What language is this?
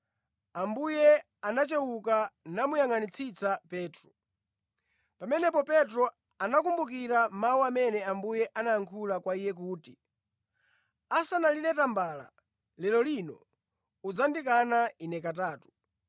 Nyanja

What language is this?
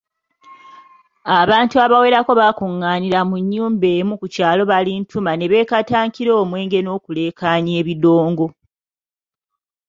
Ganda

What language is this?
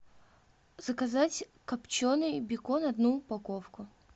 Russian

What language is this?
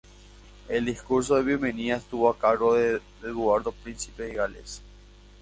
Spanish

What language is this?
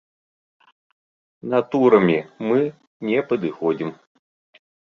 Belarusian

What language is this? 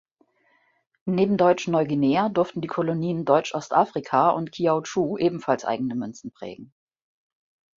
German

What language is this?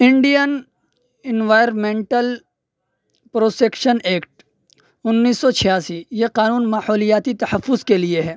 Urdu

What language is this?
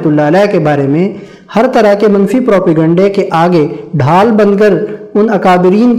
Urdu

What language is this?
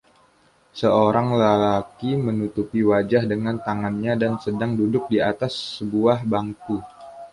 Indonesian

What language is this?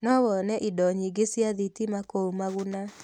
Kikuyu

